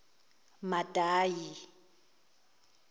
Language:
Zulu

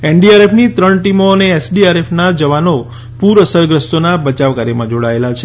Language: Gujarati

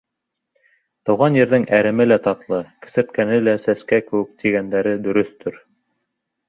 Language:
Bashkir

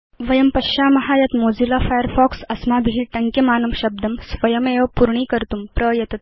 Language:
Sanskrit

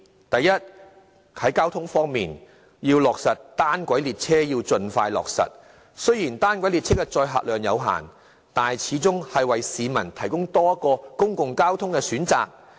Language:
Cantonese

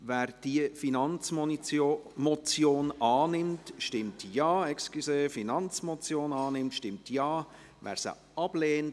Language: Swiss German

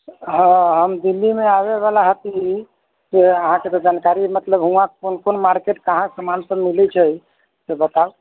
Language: Maithili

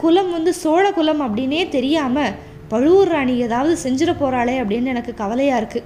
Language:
Tamil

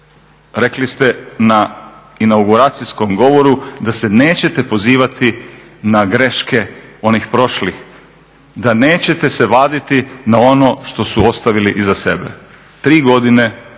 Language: Croatian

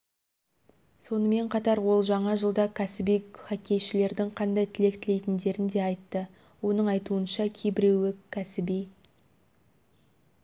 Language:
Kazakh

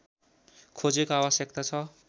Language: Nepali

